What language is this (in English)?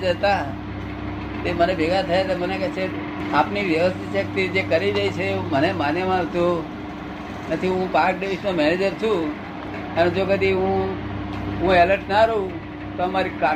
Gujarati